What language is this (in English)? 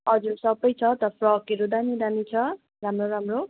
Nepali